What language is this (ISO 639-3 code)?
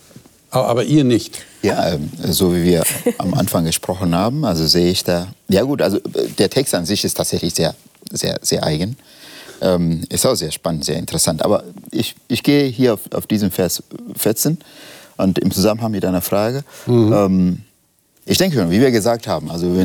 deu